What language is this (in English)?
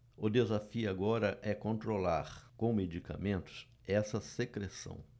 Portuguese